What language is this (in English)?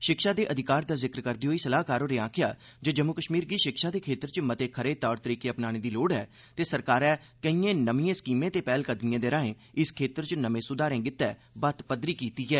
Dogri